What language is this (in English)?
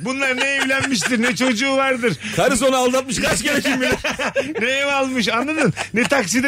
Turkish